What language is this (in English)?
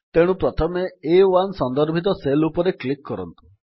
Odia